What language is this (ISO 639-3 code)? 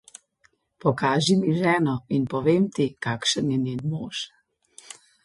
slv